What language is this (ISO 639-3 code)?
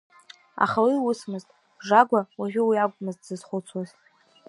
abk